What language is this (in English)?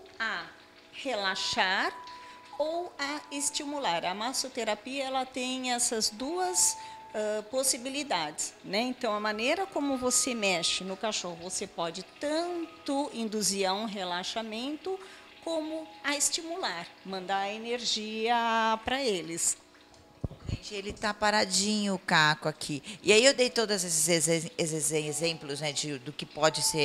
Portuguese